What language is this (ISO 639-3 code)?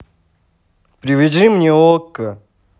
rus